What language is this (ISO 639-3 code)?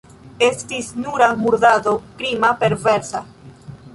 epo